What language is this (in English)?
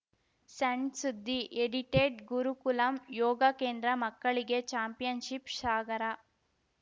Kannada